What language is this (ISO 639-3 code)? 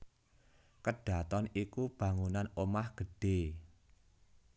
jav